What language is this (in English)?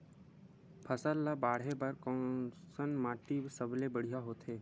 Chhattisgarhi